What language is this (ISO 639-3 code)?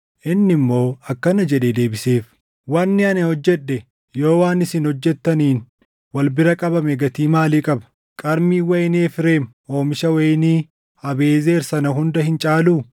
orm